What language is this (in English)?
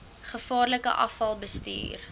Afrikaans